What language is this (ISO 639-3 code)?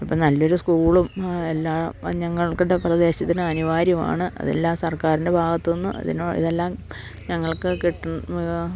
mal